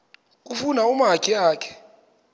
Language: Xhosa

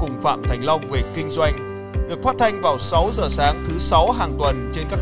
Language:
Vietnamese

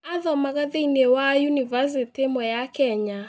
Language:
Kikuyu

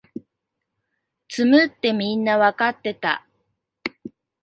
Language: Japanese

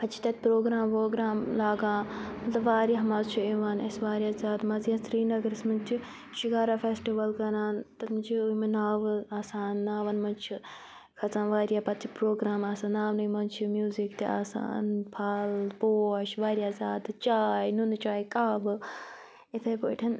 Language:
Kashmiri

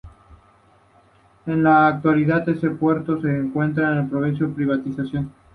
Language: Spanish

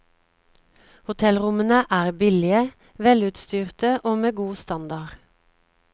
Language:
Norwegian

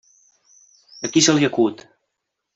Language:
Catalan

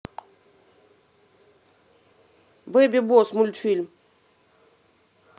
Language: Russian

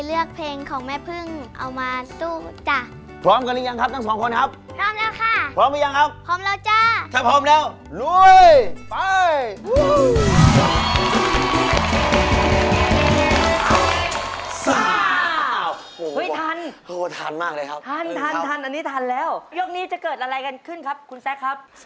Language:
Thai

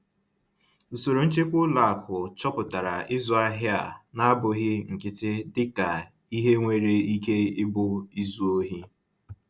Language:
Igbo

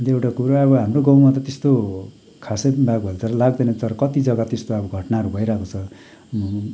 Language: Nepali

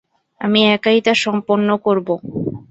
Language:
Bangla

